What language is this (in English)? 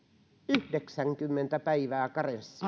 Finnish